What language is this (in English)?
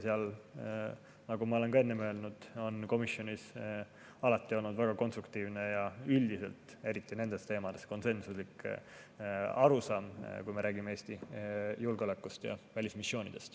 Estonian